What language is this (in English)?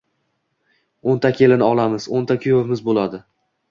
Uzbek